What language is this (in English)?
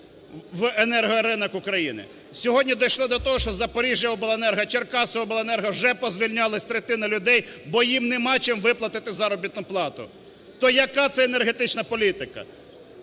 Ukrainian